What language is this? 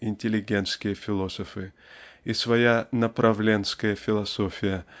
Russian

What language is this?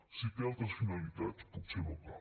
Catalan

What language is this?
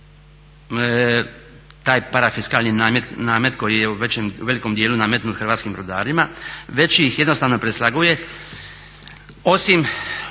Croatian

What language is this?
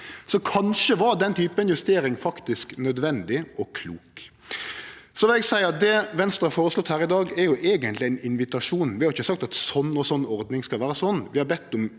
Norwegian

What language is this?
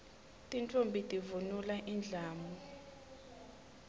Swati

